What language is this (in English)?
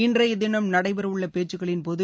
Tamil